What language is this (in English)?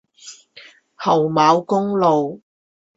Chinese